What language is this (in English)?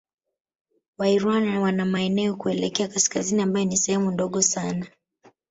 Swahili